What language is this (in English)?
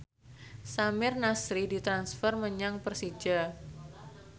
Javanese